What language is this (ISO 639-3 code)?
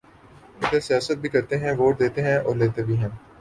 urd